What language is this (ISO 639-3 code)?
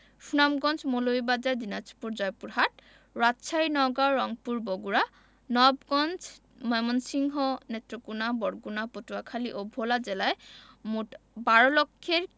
ben